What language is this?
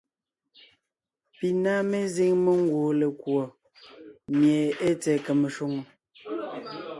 Ngiemboon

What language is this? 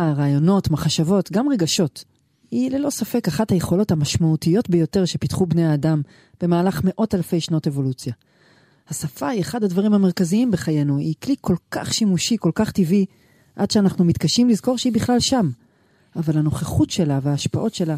Hebrew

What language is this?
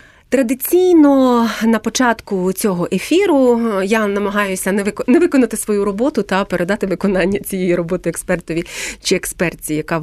Ukrainian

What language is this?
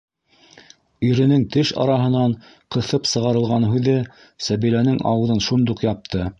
Bashkir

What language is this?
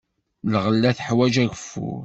Kabyle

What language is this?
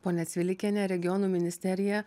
Lithuanian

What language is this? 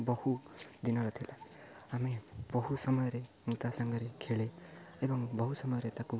Odia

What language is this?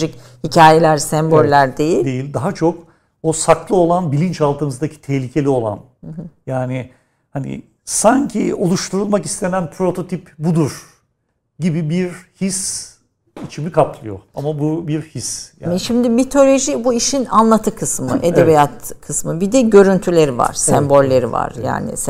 Turkish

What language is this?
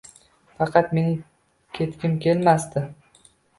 Uzbek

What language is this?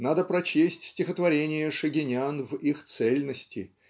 Russian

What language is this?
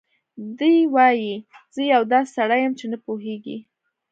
Pashto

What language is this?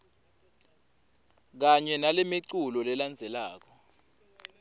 Swati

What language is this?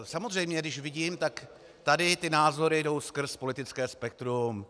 Czech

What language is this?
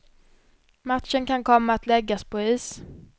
Swedish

